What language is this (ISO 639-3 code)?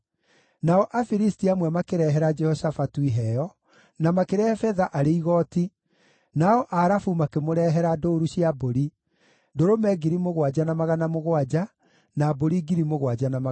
kik